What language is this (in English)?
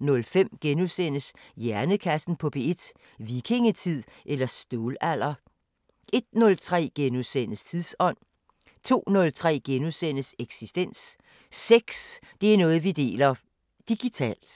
Danish